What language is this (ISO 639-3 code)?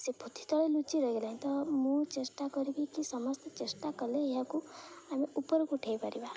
ori